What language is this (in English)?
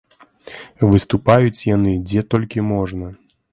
Belarusian